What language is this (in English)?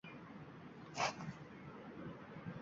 Uzbek